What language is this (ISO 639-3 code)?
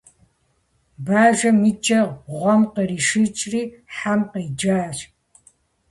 kbd